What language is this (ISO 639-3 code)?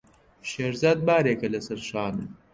ckb